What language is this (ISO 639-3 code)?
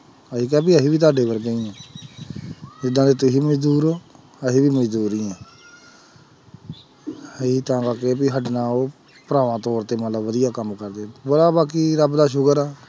pan